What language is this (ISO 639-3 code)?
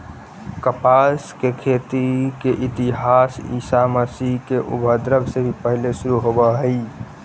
mag